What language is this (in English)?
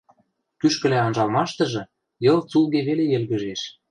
Western Mari